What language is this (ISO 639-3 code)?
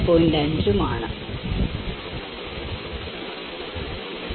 mal